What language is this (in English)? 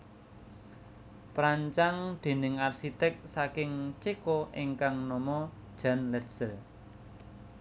Javanese